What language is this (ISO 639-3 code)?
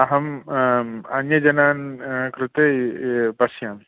san